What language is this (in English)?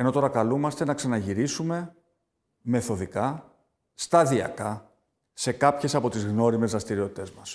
Greek